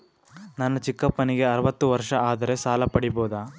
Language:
Kannada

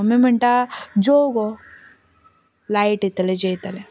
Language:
Konkani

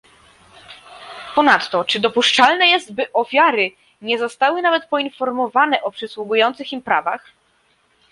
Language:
Polish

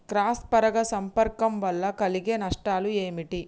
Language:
Telugu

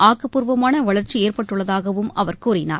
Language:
Tamil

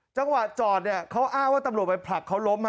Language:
Thai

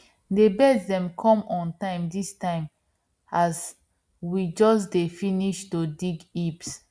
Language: Nigerian Pidgin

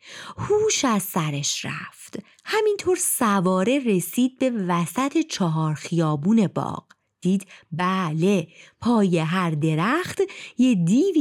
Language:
Persian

